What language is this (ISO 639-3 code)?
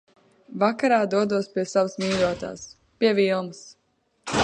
lav